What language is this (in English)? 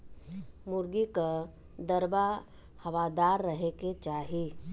Bhojpuri